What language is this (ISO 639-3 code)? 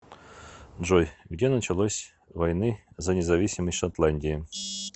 rus